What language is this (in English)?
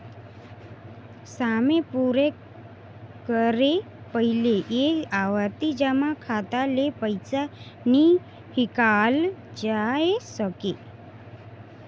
Chhattisgarhi